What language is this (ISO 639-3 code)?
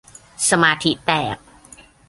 tha